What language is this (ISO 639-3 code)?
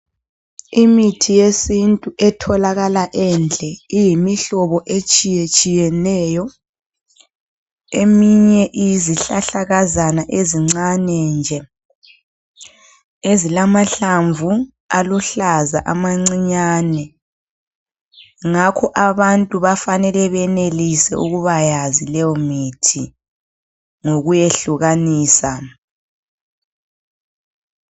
nde